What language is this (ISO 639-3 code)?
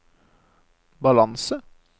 nor